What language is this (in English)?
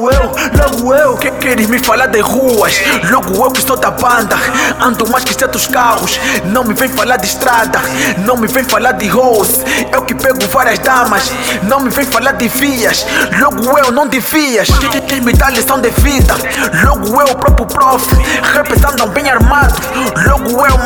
Portuguese